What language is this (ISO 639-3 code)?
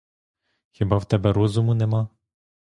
ukr